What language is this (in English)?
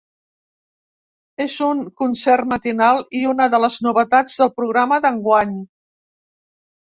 Catalan